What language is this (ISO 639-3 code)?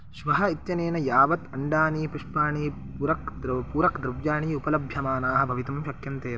san